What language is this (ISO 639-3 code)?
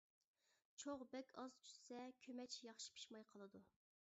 uig